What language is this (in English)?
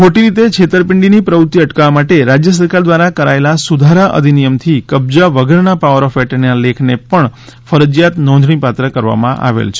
Gujarati